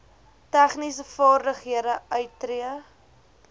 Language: Afrikaans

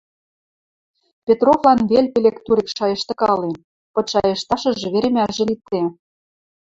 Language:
Western Mari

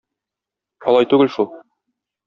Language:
Tatar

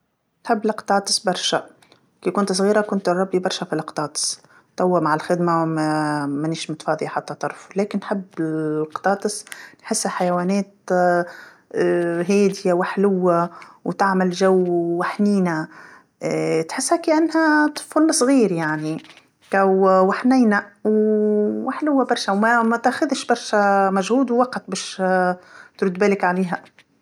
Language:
Tunisian Arabic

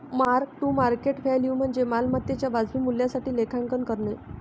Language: Marathi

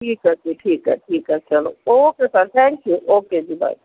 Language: Punjabi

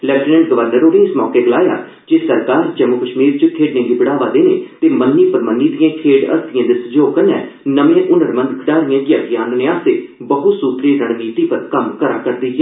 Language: Dogri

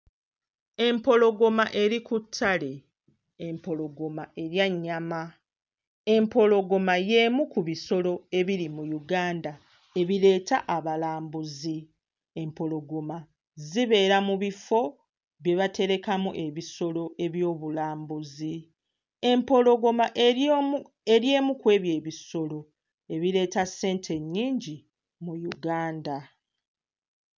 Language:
Ganda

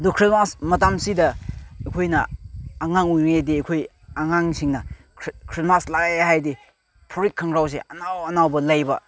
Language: Manipuri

